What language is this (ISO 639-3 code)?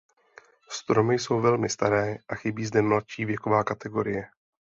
ces